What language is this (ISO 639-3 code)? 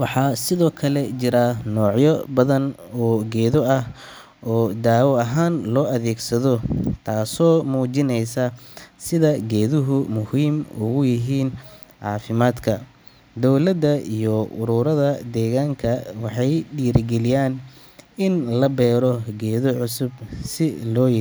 som